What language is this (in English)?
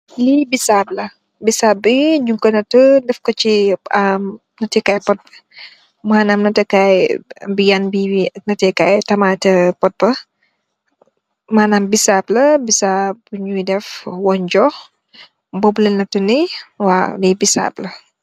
Wolof